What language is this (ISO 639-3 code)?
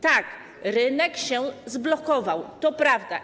pol